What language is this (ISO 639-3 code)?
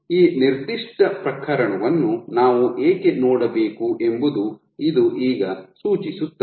kan